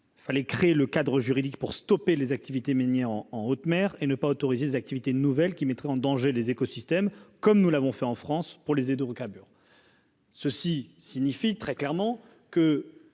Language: French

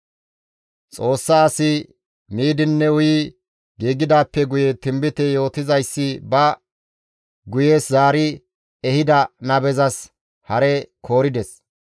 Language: Gamo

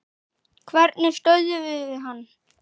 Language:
Icelandic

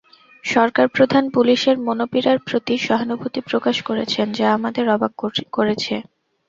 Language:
Bangla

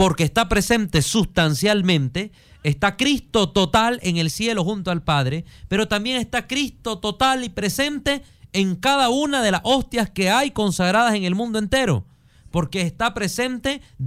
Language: Spanish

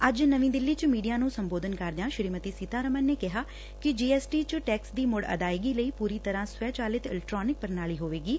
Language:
Punjabi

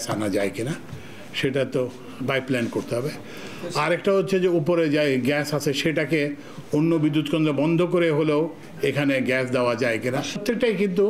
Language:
Bangla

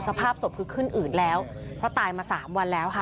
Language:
Thai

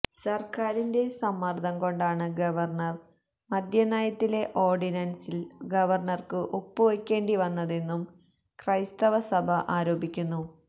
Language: Malayalam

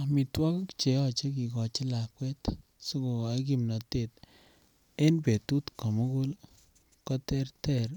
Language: Kalenjin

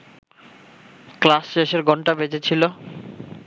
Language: Bangla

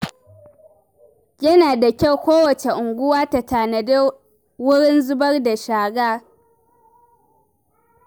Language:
Hausa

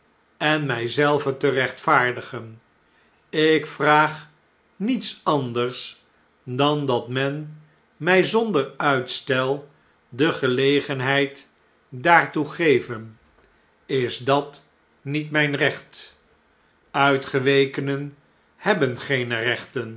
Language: Dutch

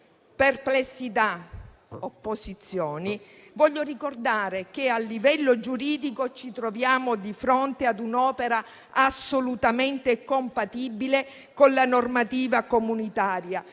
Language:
Italian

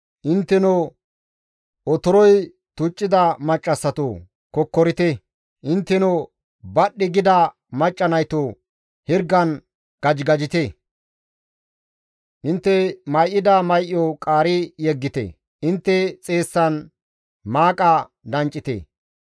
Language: Gamo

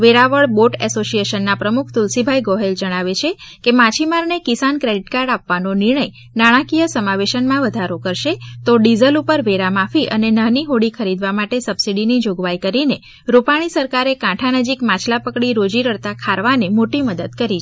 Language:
Gujarati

